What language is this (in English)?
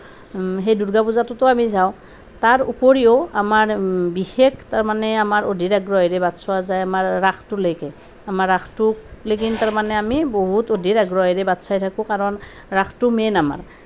Assamese